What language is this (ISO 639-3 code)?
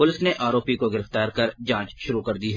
hin